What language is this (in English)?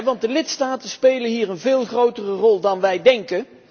Dutch